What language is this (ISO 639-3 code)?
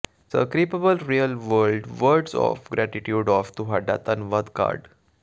pan